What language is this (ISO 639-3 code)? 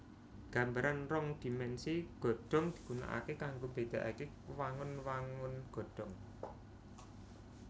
jav